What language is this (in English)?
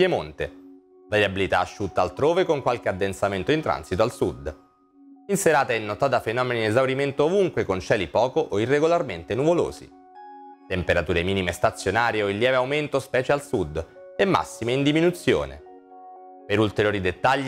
Italian